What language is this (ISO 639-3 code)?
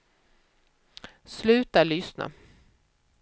swe